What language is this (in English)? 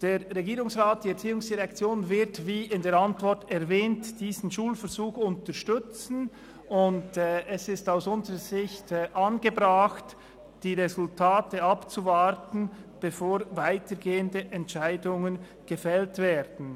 Swiss German